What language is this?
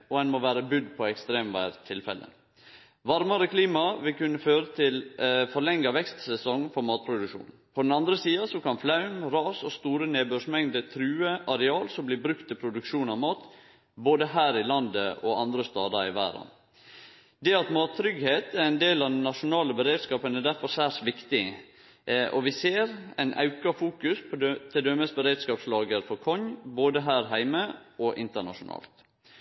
Norwegian Nynorsk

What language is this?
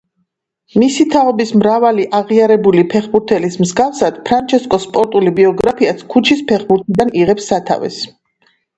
Georgian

